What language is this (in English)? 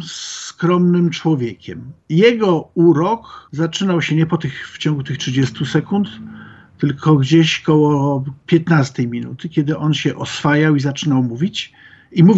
Polish